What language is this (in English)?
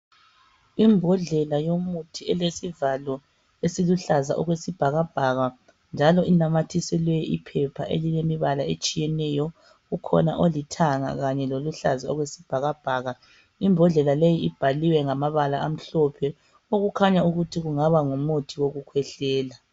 North Ndebele